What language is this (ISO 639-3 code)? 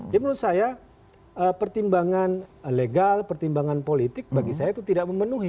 ind